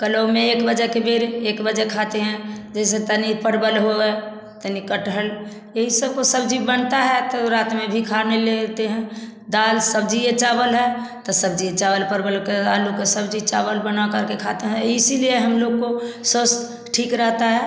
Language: Hindi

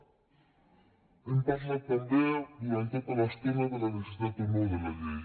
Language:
Catalan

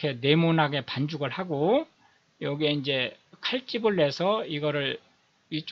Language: Korean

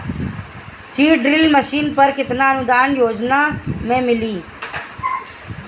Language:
Bhojpuri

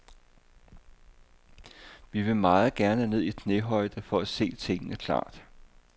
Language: Danish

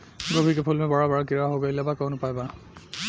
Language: Bhojpuri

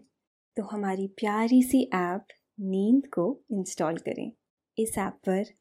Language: Hindi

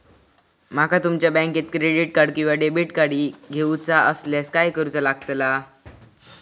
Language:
Marathi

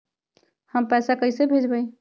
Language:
Magahi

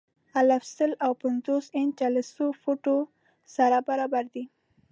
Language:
Pashto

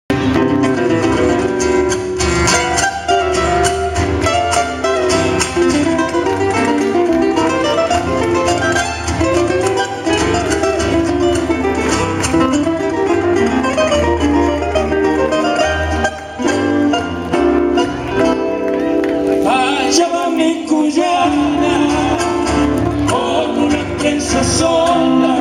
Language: Portuguese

